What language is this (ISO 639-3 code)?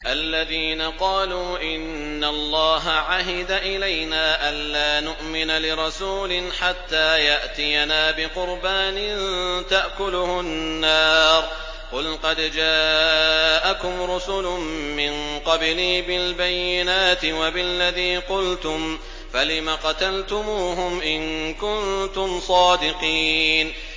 ara